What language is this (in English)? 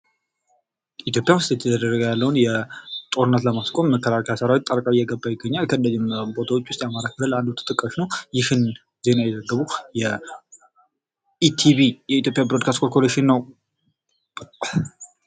Amharic